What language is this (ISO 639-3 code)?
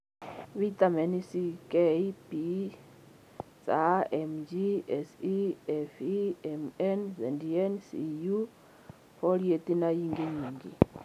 kik